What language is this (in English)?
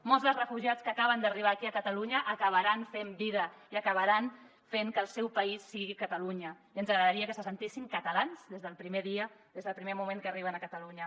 Catalan